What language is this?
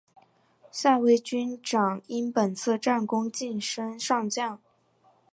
Chinese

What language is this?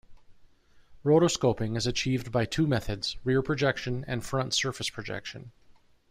English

